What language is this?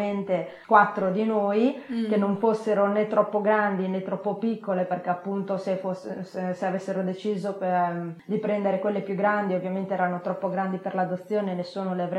Italian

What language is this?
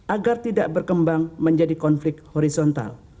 Indonesian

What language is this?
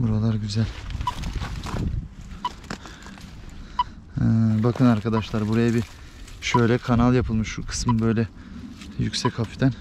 Turkish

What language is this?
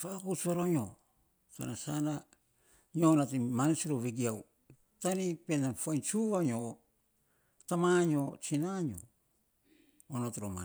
Saposa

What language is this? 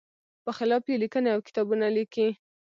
Pashto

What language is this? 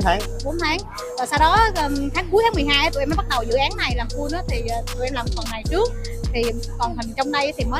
Vietnamese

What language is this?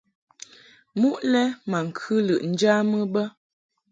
Mungaka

